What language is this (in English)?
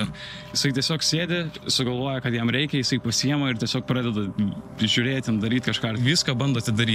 Lithuanian